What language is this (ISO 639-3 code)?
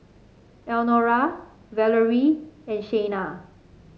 eng